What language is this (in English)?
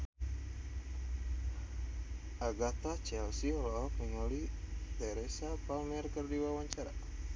Sundanese